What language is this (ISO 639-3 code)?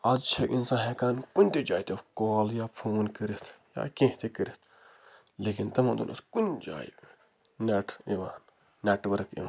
kas